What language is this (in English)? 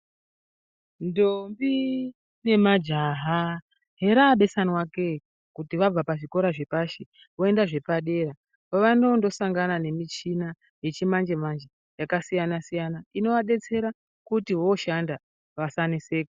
Ndau